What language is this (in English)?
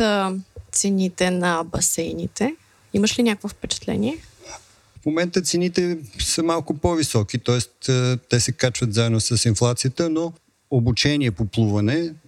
Bulgarian